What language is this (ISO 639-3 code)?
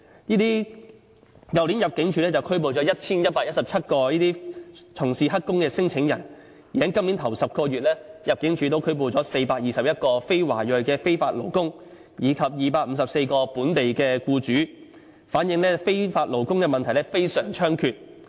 yue